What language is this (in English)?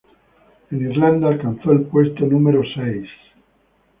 Spanish